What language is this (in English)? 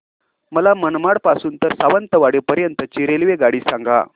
Marathi